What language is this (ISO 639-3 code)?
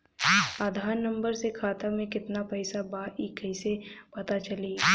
bho